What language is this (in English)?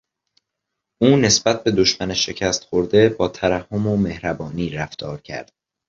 Persian